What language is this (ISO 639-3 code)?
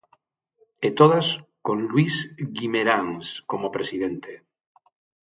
glg